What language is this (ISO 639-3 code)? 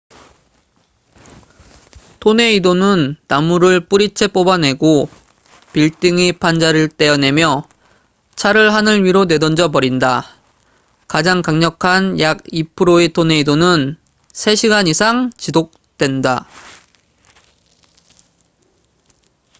kor